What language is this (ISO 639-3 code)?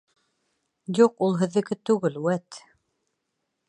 bak